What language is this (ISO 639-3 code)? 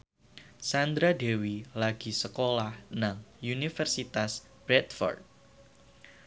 jav